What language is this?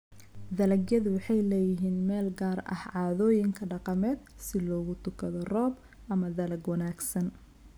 Somali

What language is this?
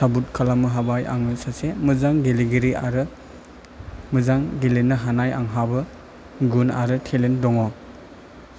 Bodo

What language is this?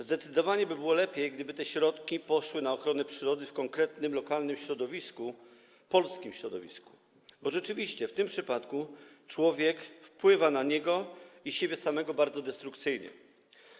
Polish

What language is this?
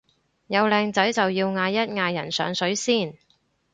Cantonese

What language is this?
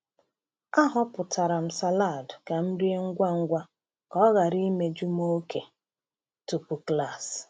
Igbo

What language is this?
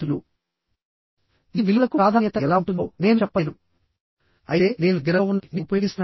Telugu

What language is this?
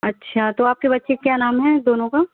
Urdu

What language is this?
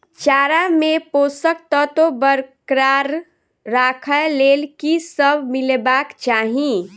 Maithili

